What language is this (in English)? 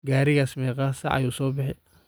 Somali